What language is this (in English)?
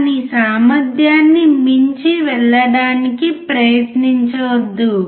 Telugu